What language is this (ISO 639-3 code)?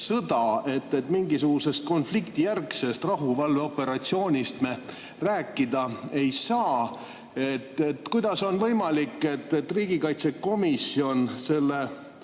est